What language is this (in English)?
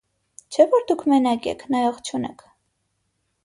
Armenian